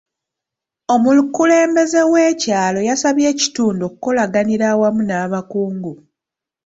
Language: Ganda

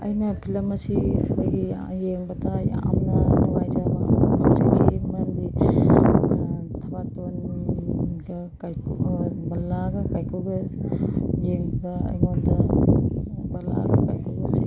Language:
Manipuri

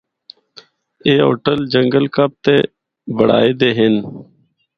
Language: Northern Hindko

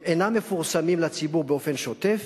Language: Hebrew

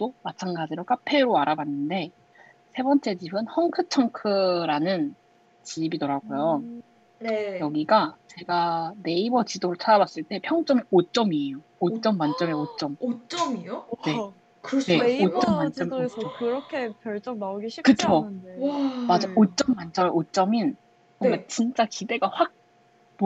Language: Korean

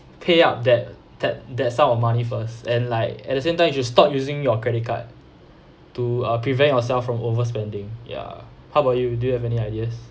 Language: English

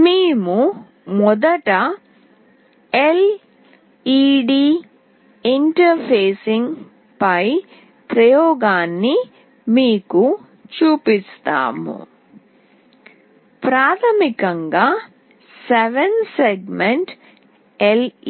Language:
Telugu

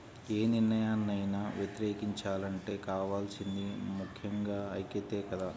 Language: Telugu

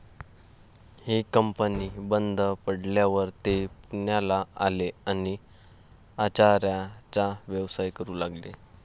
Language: Marathi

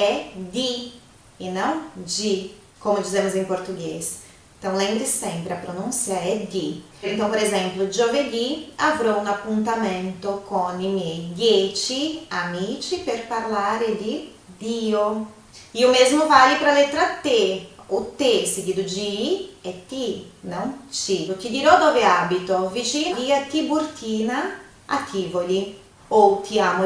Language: Portuguese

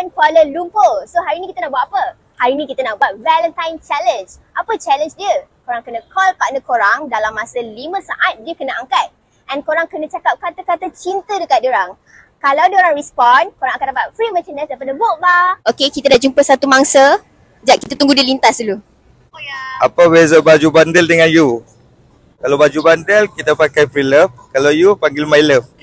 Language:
Malay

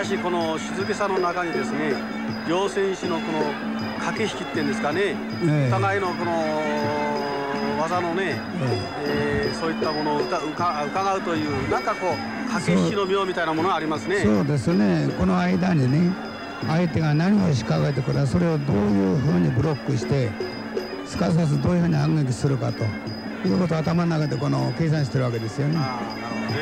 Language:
Japanese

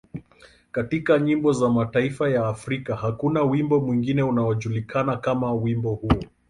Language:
Swahili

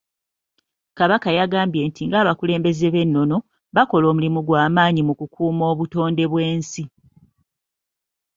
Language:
Ganda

